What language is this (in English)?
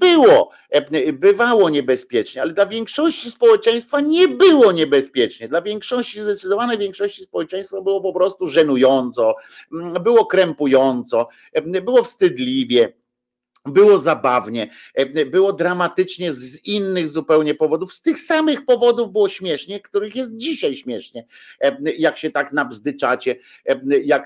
Polish